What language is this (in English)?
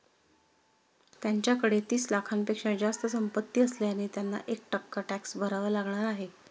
Marathi